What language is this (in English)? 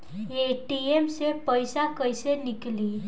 Bhojpuri